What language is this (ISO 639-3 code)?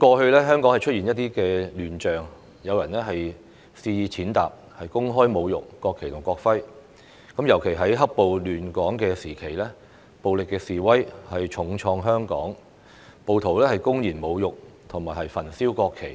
yue